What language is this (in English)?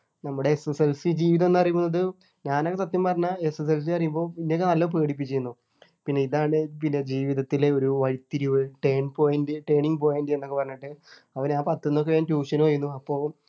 Malayalam